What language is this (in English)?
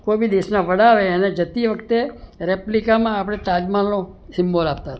Gujarati